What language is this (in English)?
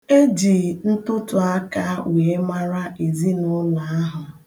Igbo